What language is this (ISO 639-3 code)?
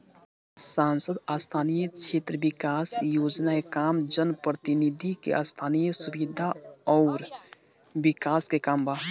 bho